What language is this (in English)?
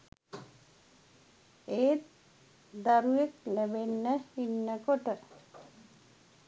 Sinhala